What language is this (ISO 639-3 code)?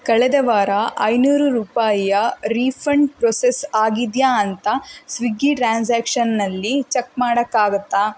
kan